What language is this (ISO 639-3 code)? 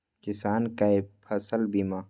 mai